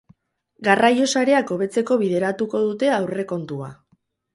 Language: Basque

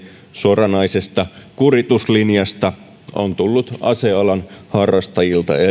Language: Finnish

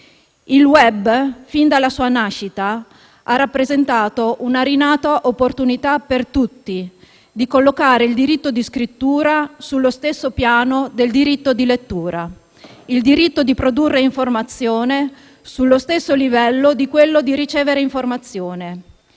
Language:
Italian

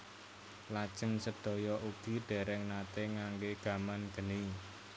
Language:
Javanese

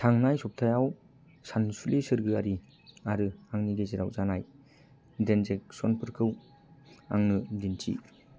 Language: Bodo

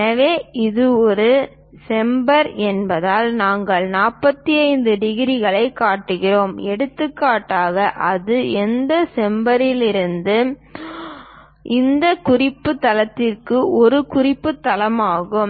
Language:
Tamil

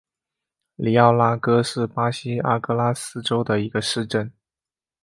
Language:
Chinese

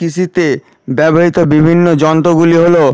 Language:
Bangla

